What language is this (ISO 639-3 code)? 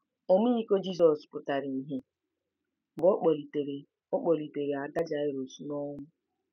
ibo